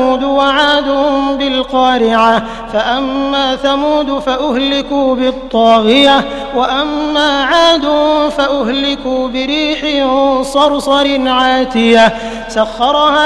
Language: Arabic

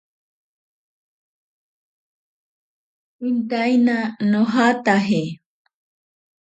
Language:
Ashéninka Perené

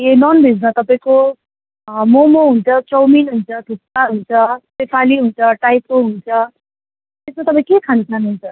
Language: Nepali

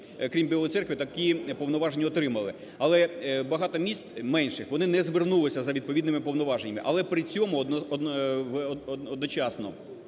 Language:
Ukrainian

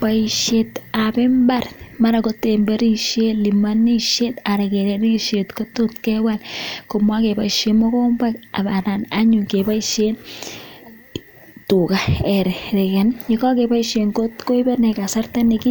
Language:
Kalenjin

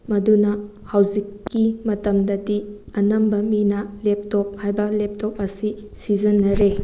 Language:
Manipuri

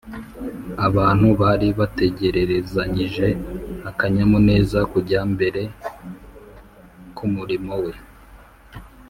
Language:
Kinyarwanda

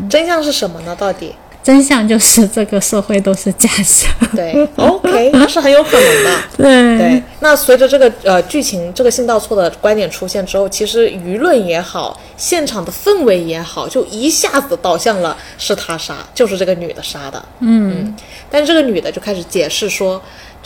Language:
Chinese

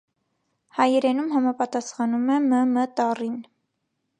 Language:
Armenian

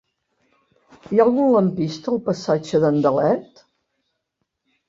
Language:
Catalan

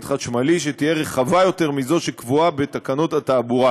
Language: Hebrew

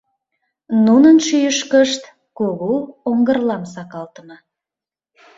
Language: Mari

